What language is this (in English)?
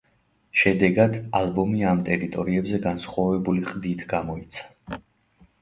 Georgian